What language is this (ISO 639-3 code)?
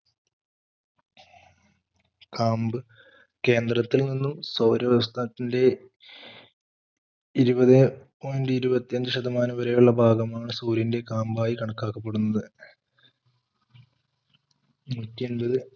mal